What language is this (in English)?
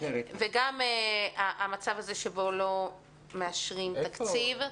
Hebrew